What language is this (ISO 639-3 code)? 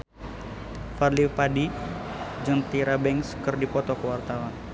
sun